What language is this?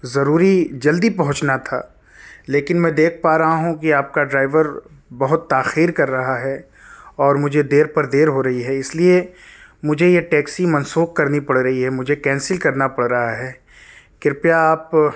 Urdu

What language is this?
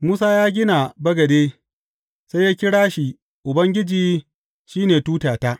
Hausa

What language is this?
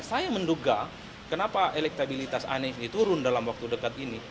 Indonesian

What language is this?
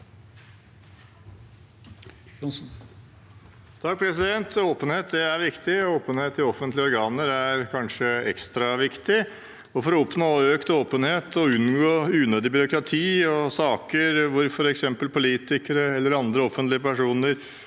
Norwegian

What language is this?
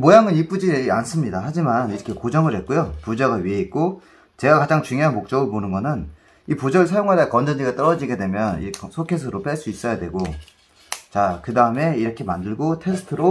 Korean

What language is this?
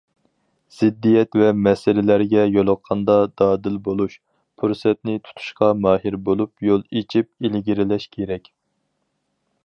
Uyghur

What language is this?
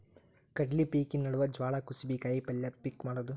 Kannada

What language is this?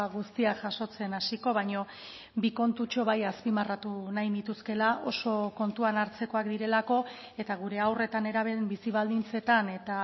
Basque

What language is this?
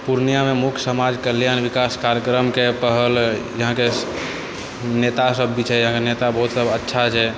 Maithili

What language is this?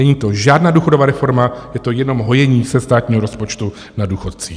Czech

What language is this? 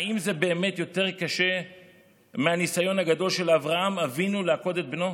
Hebrew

